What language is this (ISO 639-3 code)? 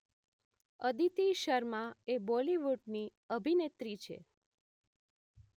guj